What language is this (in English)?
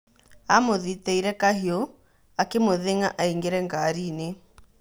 Kikuyu